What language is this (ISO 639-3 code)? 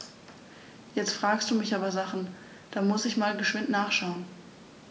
deu